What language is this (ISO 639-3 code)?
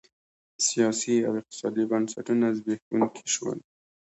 pus